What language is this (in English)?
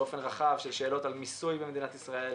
Hebrew